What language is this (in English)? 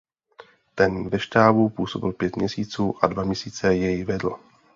Czech